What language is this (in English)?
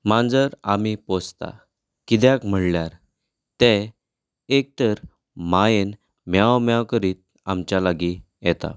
Konkani